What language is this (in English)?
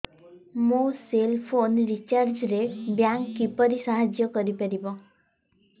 Odia